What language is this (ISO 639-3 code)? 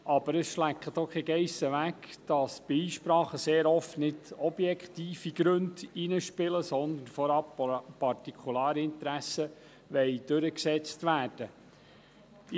gsw